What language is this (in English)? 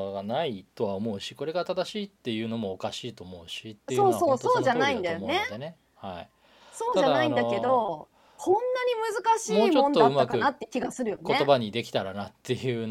Japanese